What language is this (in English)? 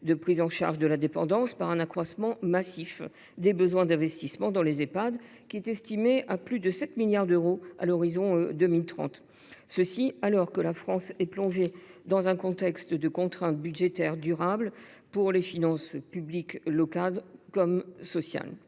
French